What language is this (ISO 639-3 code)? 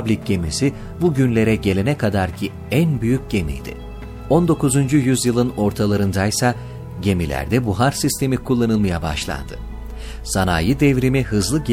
tur